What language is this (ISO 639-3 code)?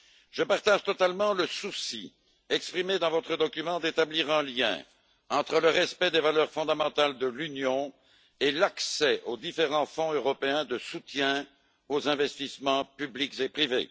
fra